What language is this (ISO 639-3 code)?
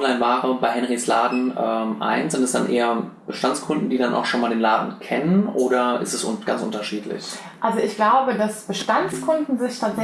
deu